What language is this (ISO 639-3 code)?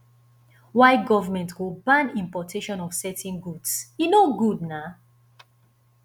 pcm